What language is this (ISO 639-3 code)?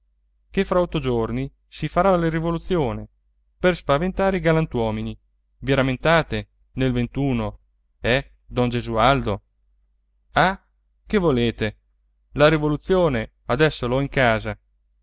ita